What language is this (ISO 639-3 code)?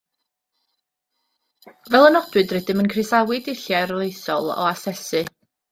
cym